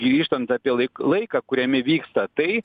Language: Lithuanian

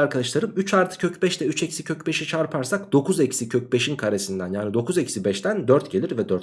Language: Turkish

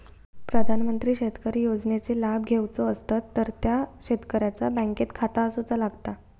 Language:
Marathi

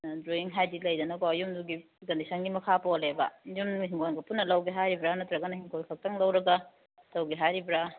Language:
Manipuri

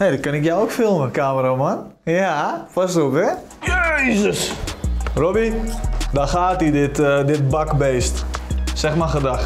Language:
Dutch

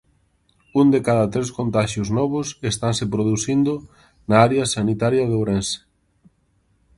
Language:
Galician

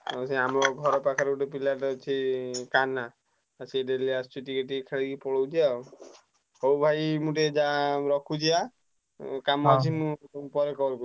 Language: Odia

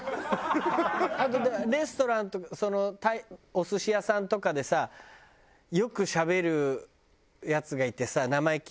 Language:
Japanese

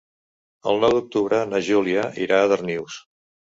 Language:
Catalan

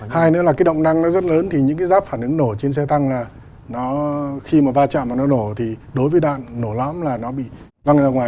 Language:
Vietnamese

